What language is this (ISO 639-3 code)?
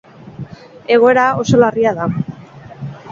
eus